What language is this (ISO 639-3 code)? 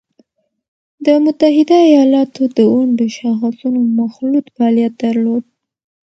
pus